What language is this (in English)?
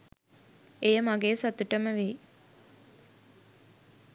Sinhala